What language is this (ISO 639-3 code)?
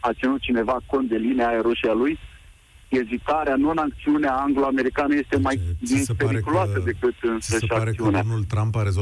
ron